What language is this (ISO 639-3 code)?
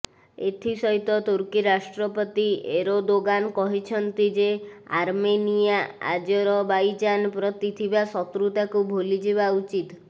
ori